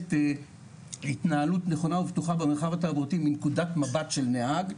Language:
Hebrew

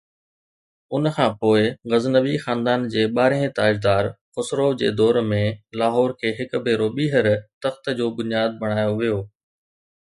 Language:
Sindhi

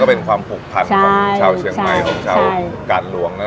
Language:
Thai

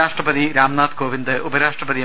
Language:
Malayalam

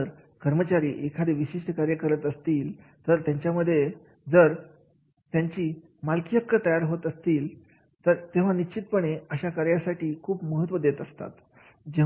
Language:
Marathi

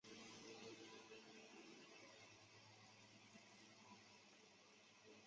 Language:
Chinese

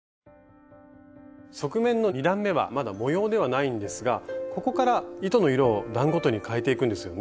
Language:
Japanese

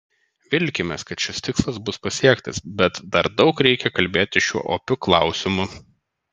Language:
Lithuanian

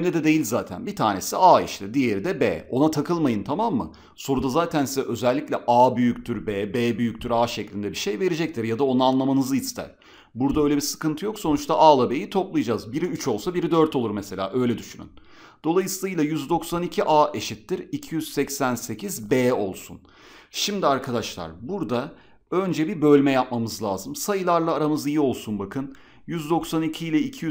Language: Turkish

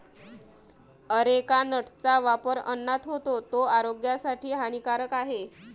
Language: Marathi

